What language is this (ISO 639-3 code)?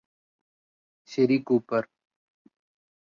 mal